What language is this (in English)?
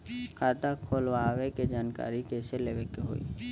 Bhojpuri